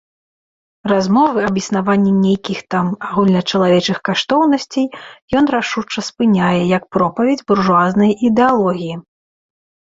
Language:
Belarusian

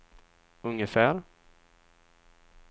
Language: Swedish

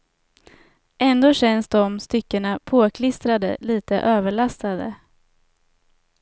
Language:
Swedish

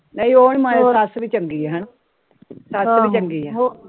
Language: Punjabi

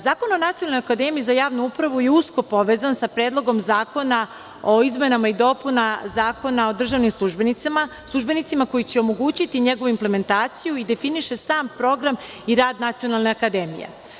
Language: Serbian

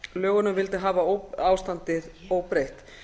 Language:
Icelandic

